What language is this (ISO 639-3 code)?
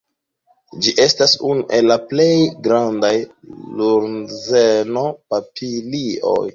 epo